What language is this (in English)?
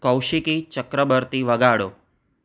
Gujarati